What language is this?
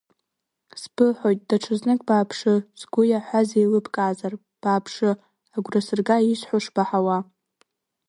Abkhazian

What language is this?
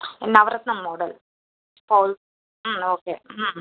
Tamil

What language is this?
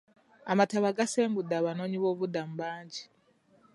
Ganda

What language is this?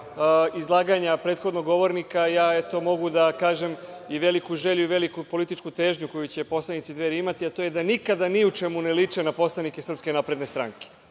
Serbian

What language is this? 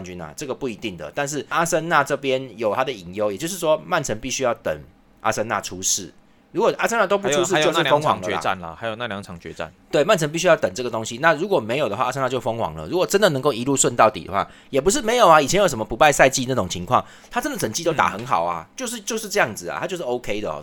Chinese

